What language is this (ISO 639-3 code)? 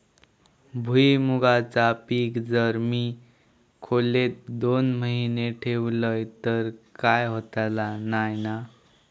mar